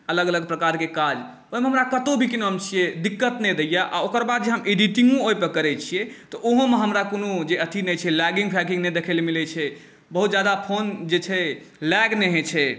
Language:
Maithili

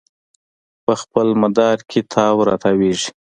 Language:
Pashto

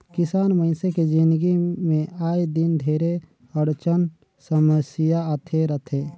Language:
Chhattisgarhi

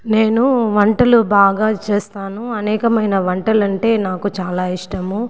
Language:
Telugu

